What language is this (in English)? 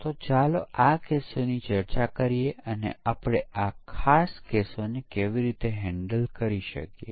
Gujarati